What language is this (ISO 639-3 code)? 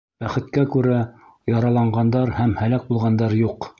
bak